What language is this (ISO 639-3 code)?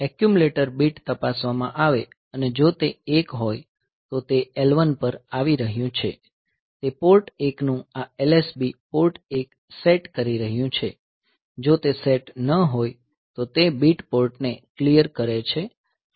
guj